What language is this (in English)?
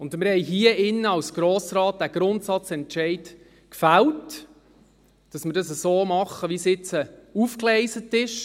Swiss German